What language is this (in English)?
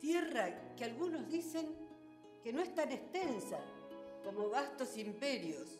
Spanish